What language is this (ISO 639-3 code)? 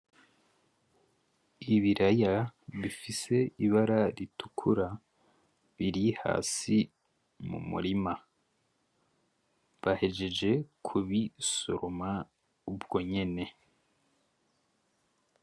run